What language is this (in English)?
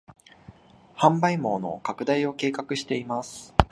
Japanese